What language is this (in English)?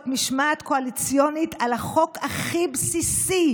Hebrew